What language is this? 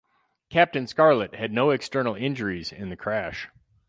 English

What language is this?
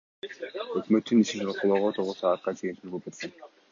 Kyrgyz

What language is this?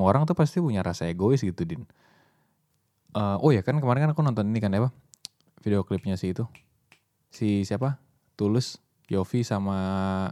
Indonesian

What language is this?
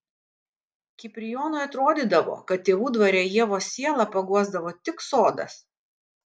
Lithuanian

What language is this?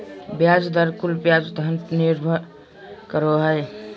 Magahi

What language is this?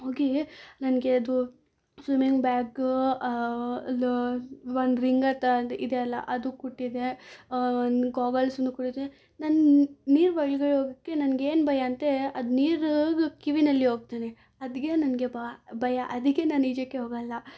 Kannada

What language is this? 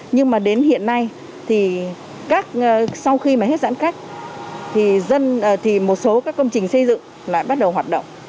Vietnamese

